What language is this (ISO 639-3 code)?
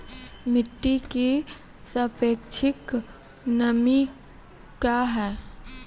mai